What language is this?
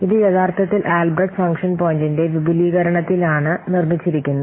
Malayalam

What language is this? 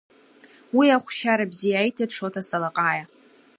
Abkhazian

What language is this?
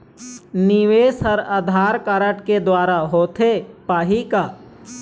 Chhattisgarhi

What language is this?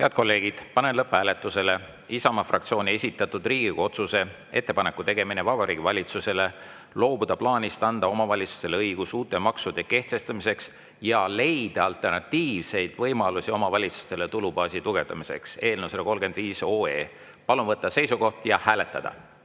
Estonian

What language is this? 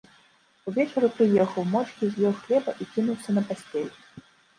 Belarusian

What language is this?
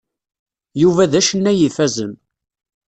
Kabyle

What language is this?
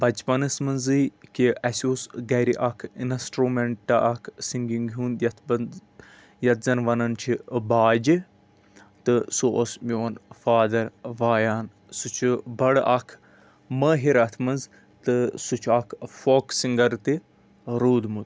Kashmiri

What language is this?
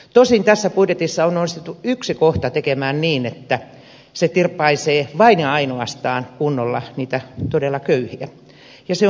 Finnish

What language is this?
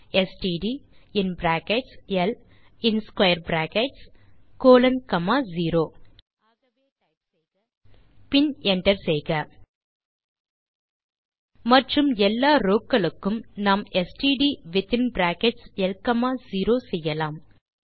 Tamil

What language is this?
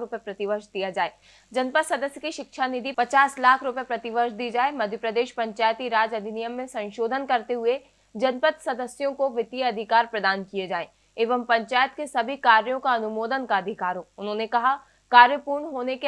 Hindi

